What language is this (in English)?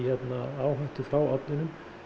Icelandic